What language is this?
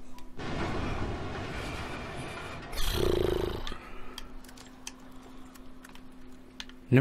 German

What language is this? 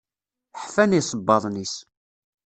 Kabyle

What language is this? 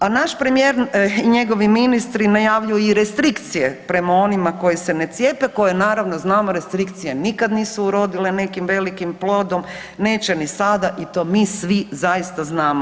Croatian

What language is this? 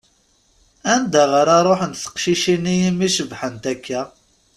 Kabyle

